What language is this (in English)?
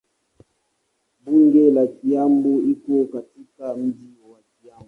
Swahili